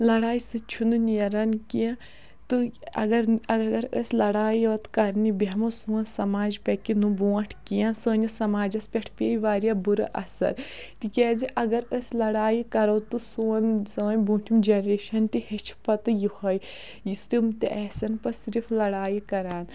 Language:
Kashmiri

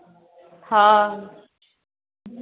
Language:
Maithili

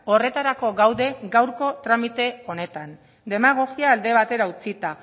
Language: Basque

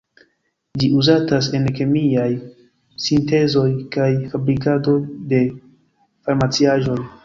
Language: Esperanto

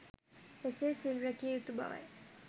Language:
Sinhala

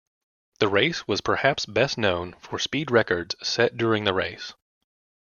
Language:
English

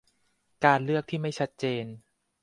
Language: Thai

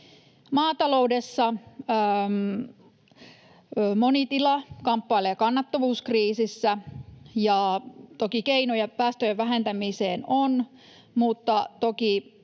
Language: Finnish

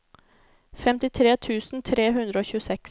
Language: Norwegian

